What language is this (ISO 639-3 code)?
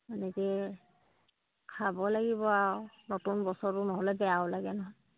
asm